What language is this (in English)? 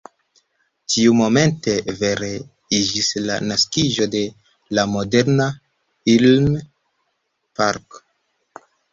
Esperanto